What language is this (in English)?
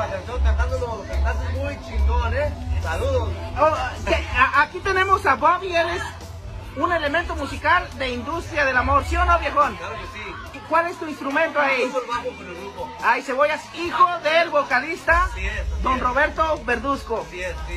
Spanish